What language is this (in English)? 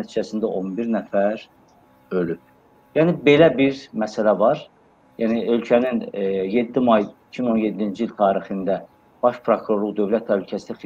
Turkish